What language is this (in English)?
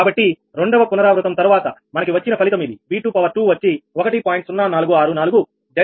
Telugu